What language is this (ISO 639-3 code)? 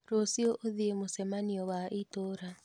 kik